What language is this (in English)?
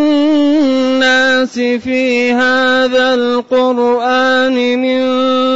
Arabic